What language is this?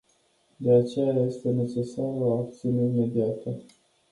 Romanian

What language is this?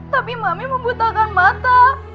Indonesian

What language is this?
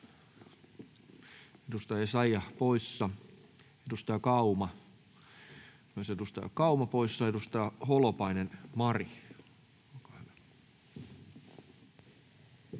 Finnish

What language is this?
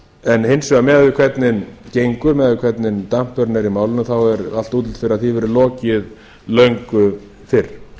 Icelandic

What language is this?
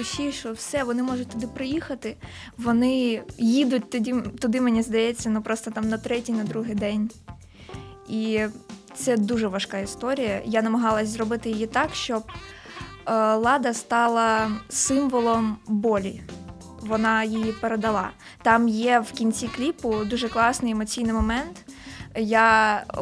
Ukrainian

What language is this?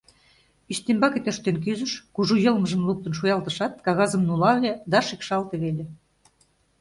Mari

